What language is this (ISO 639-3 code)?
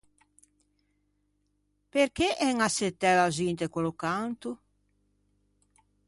lij